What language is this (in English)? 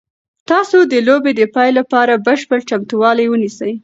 Pashto